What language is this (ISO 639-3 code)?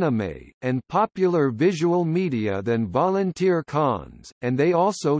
eng